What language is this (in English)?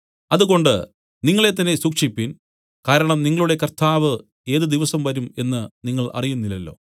Malayalam